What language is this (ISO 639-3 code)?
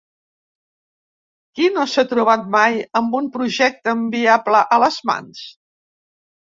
cat